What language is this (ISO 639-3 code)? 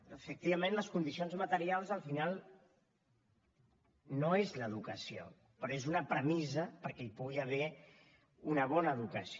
cat